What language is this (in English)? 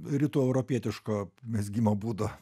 Lithuanian